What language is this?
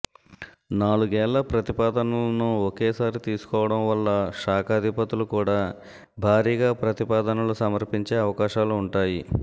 Telugu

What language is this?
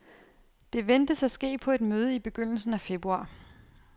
Danish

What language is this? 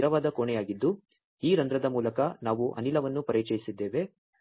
Kannada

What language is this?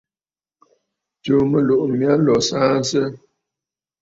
Bafut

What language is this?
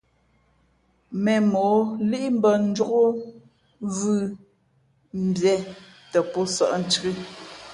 Fe'fe'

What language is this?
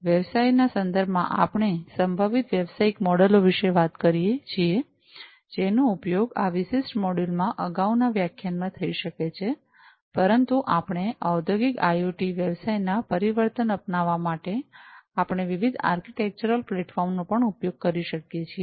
Gujarati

